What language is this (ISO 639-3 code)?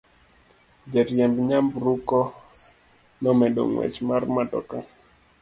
luo